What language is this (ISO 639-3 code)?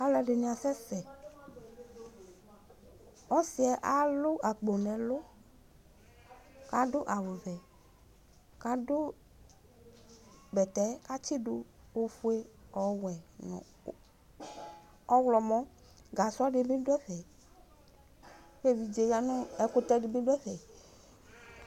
kpo